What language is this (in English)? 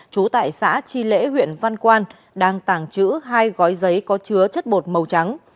Vietnamese